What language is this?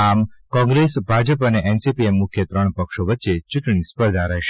Gujarati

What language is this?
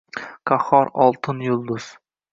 Uzbek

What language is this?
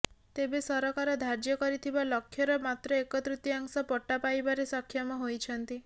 Odia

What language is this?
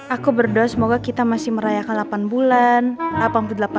Indonesian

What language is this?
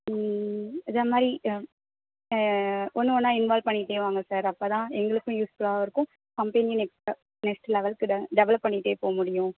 Tamil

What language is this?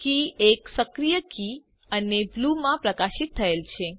Gujarati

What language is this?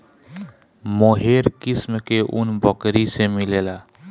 Bhojpuri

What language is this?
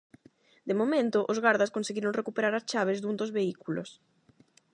Galician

